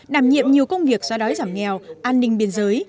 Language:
Vietnamese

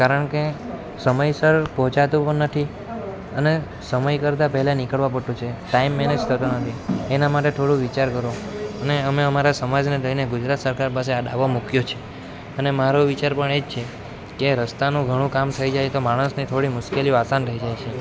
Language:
Gujarati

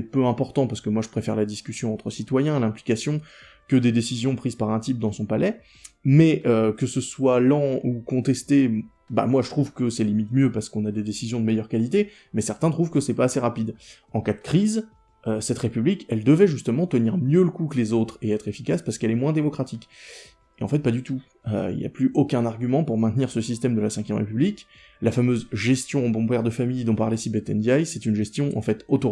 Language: French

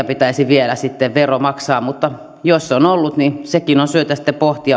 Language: Finnish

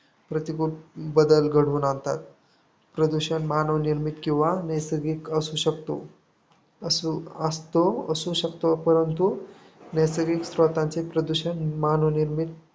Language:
Marathi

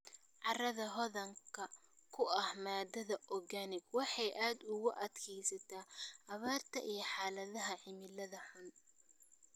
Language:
Somali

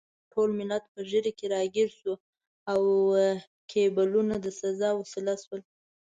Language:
Pashto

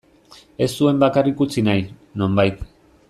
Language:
Basque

